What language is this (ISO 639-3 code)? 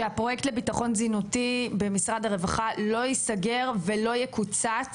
heb